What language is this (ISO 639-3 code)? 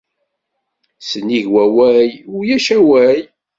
kab